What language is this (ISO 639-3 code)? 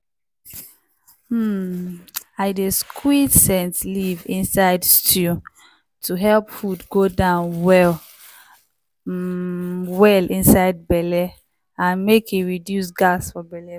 pcm